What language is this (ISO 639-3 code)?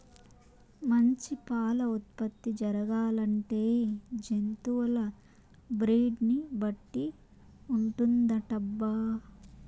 tel